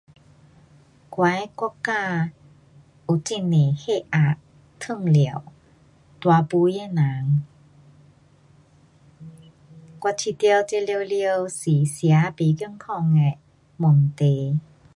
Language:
Pu-Xian Chinese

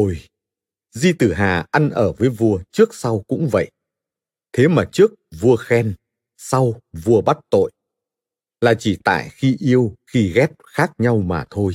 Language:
Vietnamese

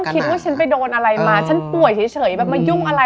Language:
Thai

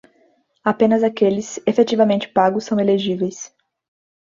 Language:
Portuguese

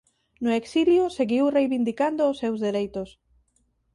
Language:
Galician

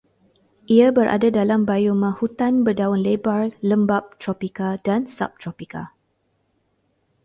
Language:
Malay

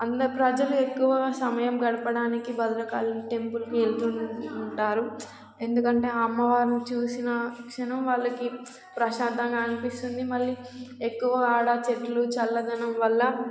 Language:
Telugu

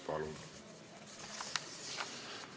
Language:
Estonian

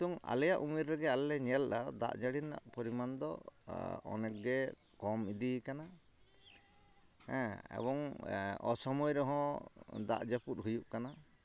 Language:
Santali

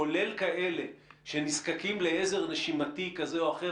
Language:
Hebrew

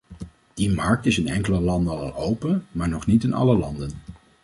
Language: Dutch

